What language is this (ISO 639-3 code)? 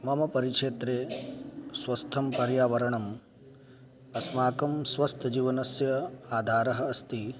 san